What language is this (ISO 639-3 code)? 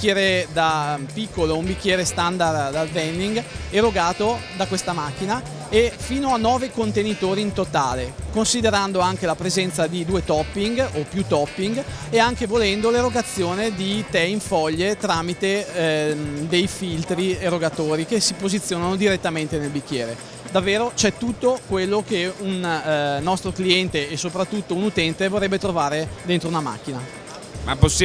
ita